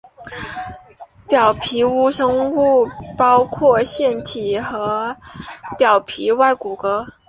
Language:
Chinese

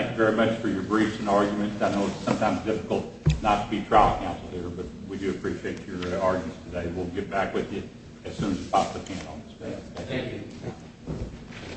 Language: English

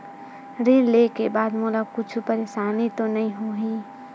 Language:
Chhattisgarhi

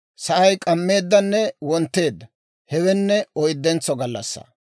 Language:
Dawro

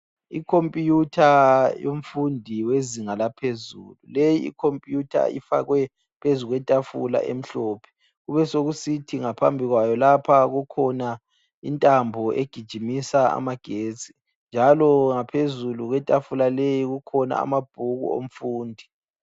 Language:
North Ndebele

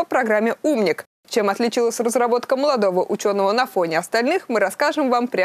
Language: Russian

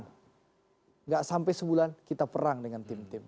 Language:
Indonesian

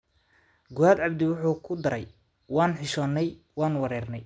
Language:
Somali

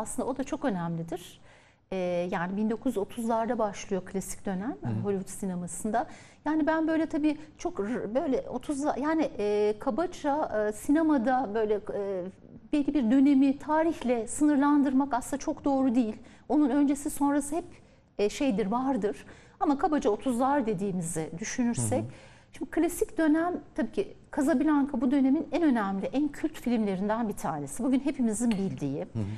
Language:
Turkish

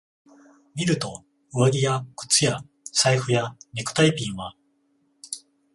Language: Japanese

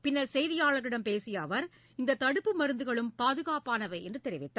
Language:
Tamil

